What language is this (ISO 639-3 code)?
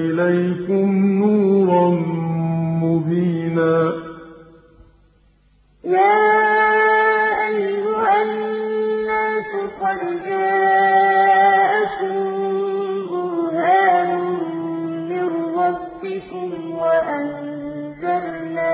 ara